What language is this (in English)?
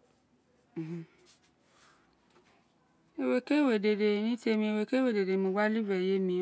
Isekiri